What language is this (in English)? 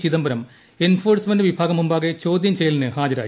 Malayalam